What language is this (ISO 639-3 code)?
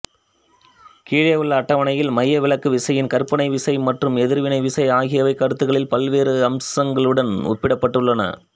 tam